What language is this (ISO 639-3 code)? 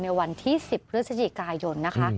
tha